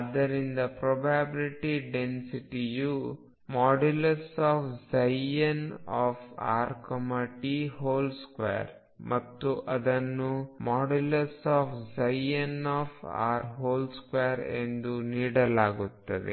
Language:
Kannada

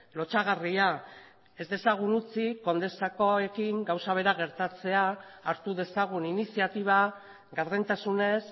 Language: Basque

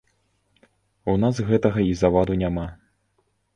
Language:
Belarusian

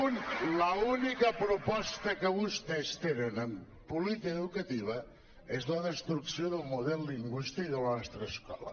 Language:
Catalan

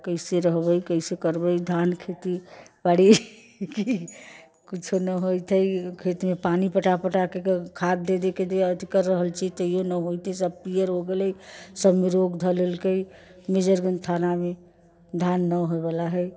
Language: Maithili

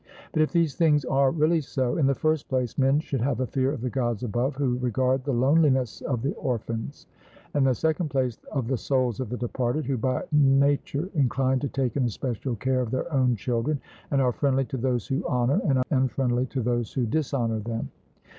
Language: English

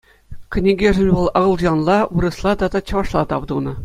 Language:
Chuvash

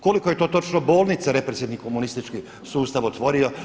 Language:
Croatian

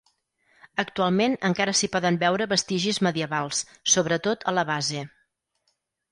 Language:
Catalan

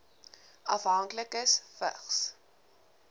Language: Afrikaans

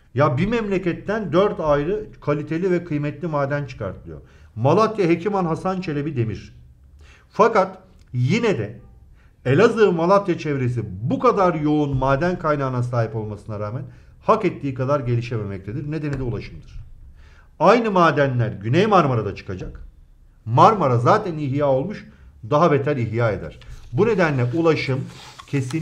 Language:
Turkish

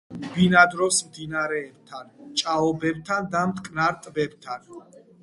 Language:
Georgian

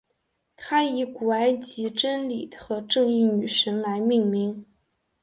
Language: Chinese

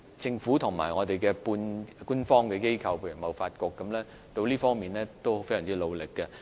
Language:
Cantonese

